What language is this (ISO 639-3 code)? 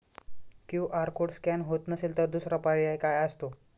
mar